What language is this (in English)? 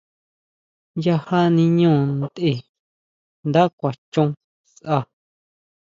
Huautla Mazatec